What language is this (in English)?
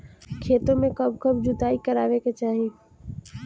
Bhojpuri